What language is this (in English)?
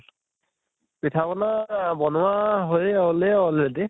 Assamese